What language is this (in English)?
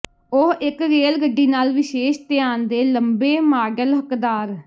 Punjabi